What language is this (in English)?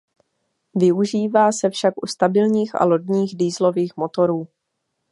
Czech